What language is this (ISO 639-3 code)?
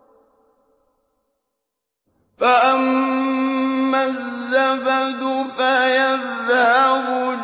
ara